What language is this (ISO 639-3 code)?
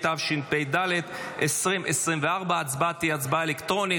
heb